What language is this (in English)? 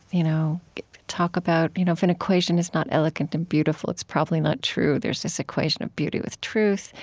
English